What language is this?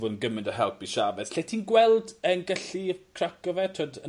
Welsh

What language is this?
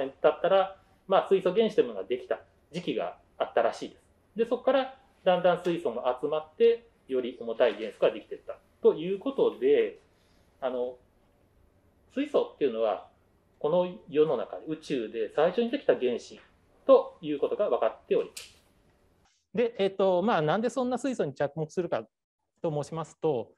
Japanese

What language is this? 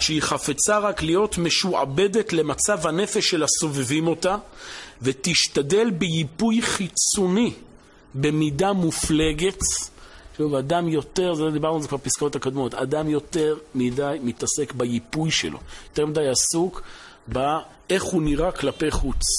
Hebrew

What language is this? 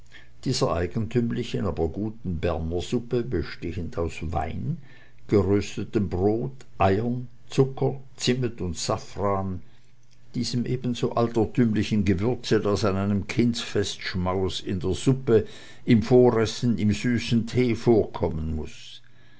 German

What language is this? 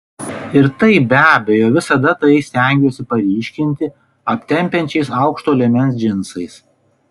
Lithuanian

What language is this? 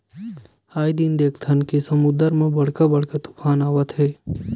Chhattisgarhi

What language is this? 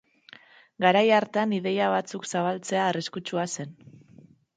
Basque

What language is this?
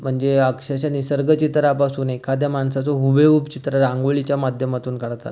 Marathi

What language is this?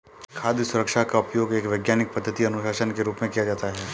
Hindi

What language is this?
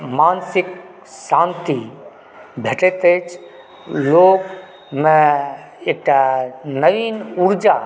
Maithili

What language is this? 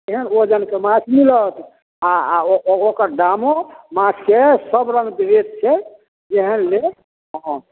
Maithili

